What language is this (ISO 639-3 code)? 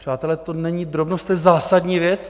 ces